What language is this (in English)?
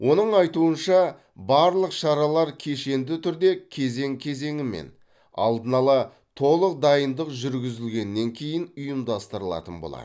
Kazakh